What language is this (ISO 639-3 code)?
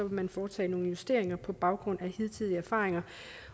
dan